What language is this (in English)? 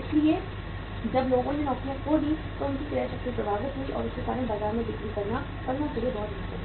Hindi